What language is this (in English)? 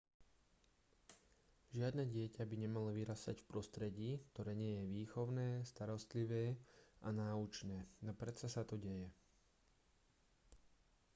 Slovak